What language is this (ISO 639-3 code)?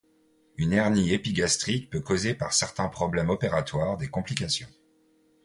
fra